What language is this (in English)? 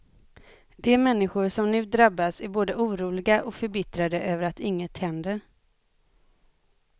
Swedish